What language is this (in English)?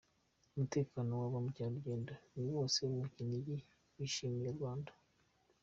Kinyarwanda